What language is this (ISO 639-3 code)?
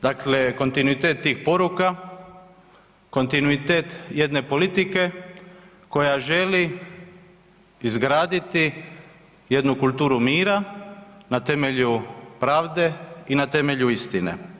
hrv